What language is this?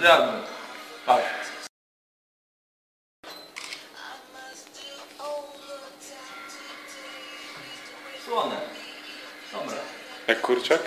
Polish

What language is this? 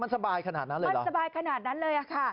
Thai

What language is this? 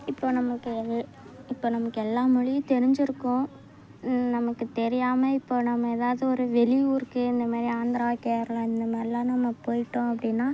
Tamil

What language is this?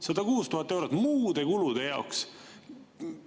Estonian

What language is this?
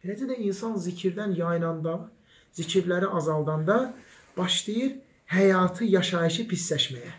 Turkish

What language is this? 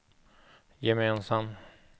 Swedish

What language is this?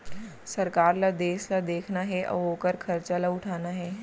Chhattisgarhi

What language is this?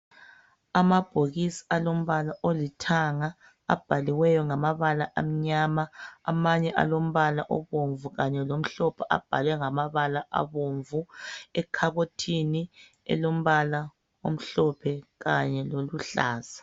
North Ndebele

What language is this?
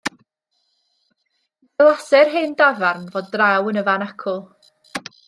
Welsh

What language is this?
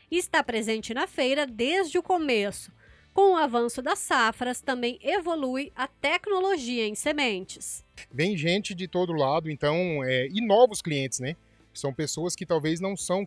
Portuguese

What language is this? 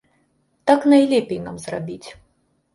Belarusian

